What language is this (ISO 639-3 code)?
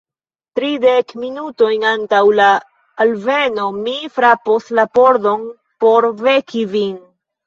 epo